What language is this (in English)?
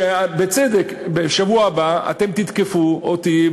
Hebrew